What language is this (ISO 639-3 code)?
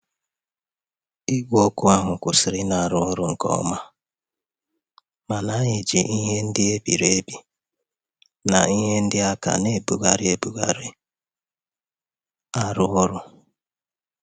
ibo